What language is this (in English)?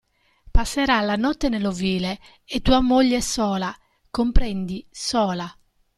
Italian